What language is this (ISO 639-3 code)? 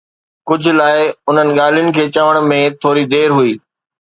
snd